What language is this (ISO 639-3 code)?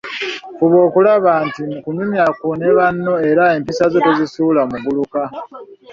lug